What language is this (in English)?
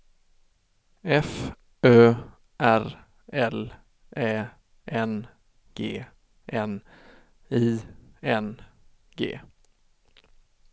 Swedish